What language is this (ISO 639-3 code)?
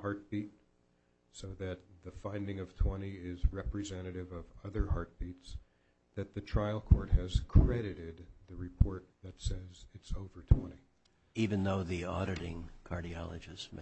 eng